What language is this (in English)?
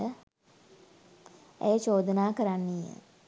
Sinhala